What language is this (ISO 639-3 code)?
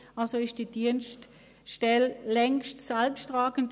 gsw